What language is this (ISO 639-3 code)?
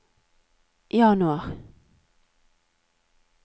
nor